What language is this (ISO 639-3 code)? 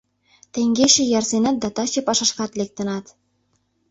chm